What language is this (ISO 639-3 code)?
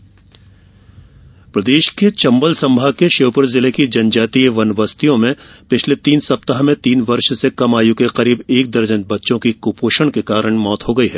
hin